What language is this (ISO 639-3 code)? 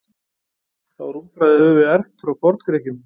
isl